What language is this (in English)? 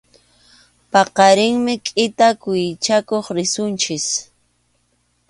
Arequipa-La Unión Quechua